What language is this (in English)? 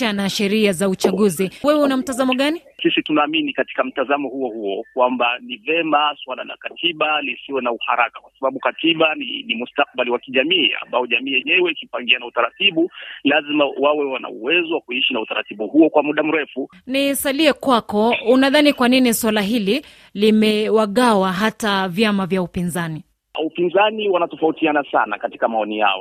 Swahili